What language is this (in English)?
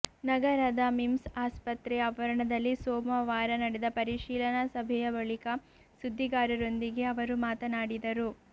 Kannada